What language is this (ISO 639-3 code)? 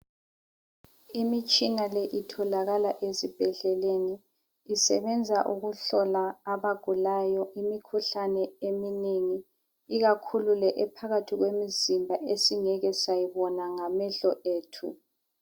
nde